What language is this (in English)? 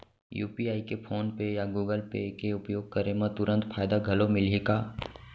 Chhattisgarhi